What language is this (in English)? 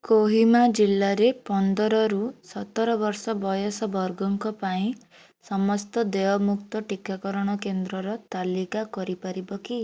Odia